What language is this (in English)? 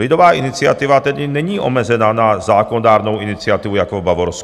Czech